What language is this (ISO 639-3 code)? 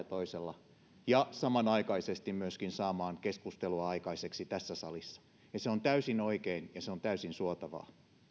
fin